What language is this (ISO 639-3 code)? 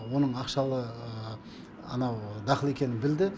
kaz